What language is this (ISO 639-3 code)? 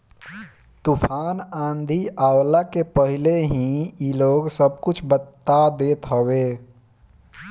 bho